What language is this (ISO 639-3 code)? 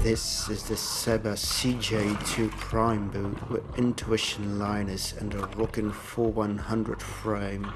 eng